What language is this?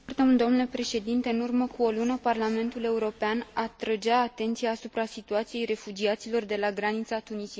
Romanian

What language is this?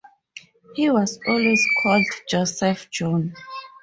English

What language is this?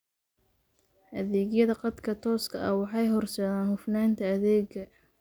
Somali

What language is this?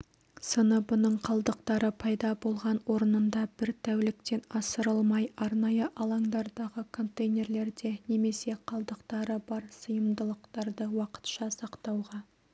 Kazakh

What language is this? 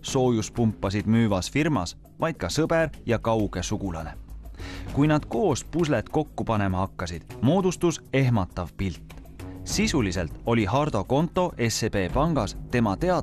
Finnish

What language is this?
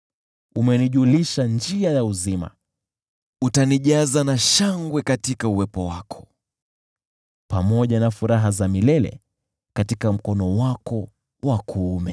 Swahili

